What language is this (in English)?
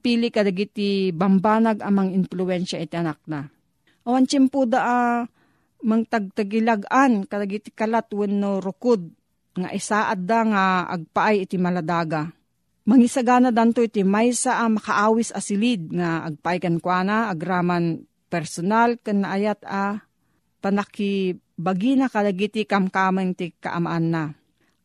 Filipino